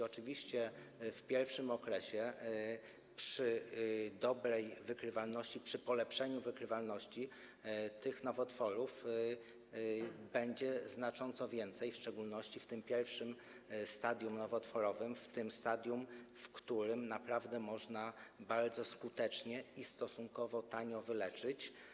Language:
Polish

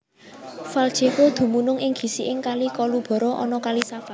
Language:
Javanese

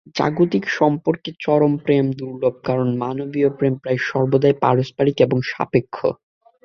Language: Bangla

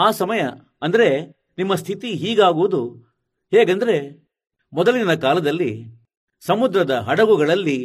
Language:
Kannada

